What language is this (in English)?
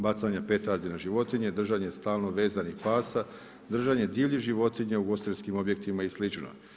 Croatian